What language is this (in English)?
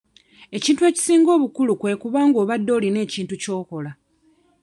Ganda